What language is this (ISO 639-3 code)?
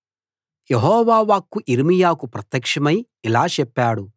tel